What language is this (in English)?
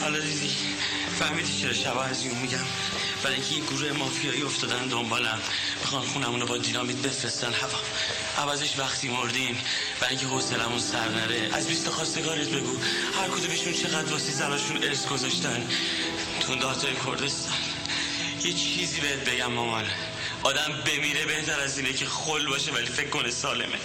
Persian